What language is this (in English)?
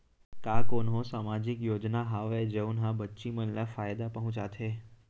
Chhattisgarhi